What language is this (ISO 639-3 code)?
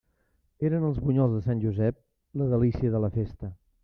cat